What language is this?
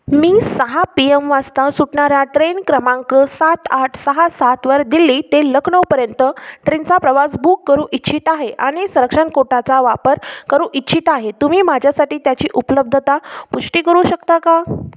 Marathi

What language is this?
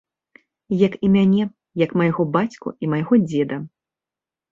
Belarusian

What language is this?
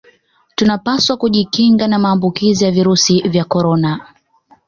Swahili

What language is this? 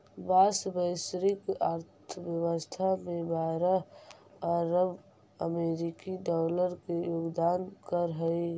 Magahi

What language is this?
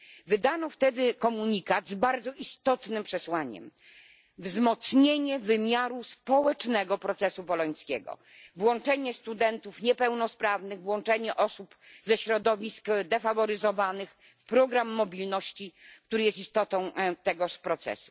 Polish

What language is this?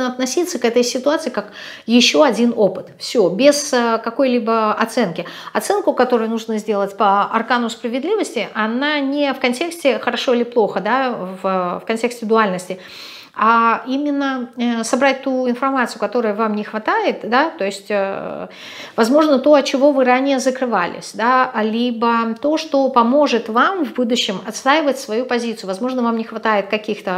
Russian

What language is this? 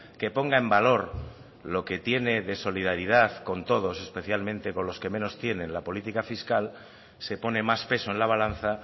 Spanish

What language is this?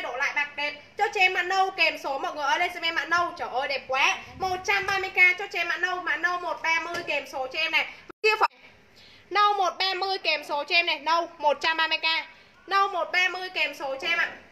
Vietnamese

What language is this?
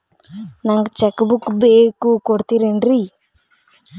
Kannada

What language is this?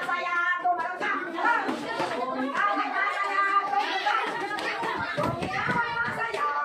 Thai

